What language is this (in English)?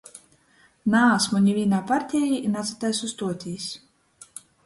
Latgalian